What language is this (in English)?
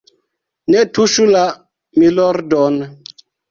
Esperanto